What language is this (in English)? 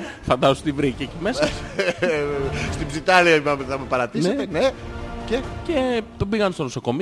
Greek